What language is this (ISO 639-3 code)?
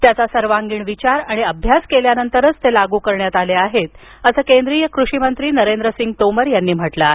mar